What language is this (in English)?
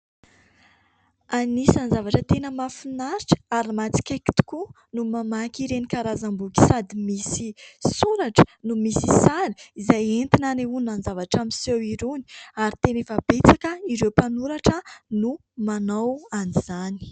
Malagasy